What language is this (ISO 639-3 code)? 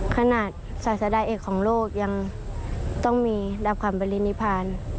tha